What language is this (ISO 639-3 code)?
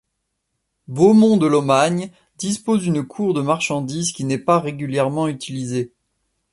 fra